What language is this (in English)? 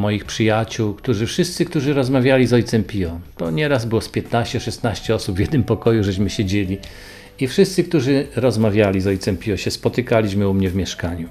Polish